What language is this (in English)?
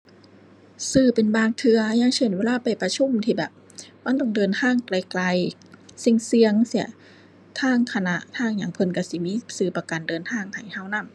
Thai